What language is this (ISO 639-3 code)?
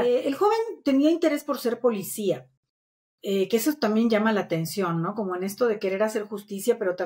spa